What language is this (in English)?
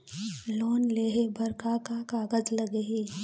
Chhattisgarhi